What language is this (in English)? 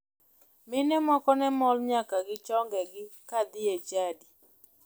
Luo (Kenya and Tanzania)